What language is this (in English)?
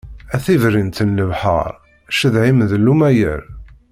Kabyle